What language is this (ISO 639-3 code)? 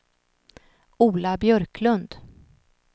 swe